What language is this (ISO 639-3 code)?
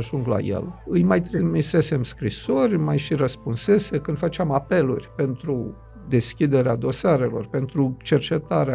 ron